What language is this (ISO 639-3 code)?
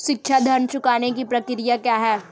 hin